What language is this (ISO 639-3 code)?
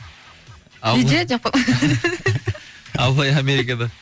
kaz